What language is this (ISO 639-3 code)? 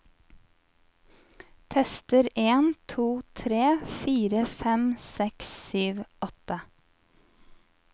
nor